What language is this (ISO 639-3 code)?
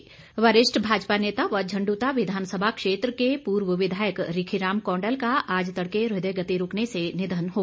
hin